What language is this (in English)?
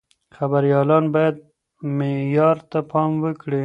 Pashto